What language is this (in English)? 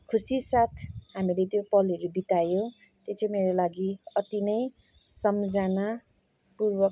Nepali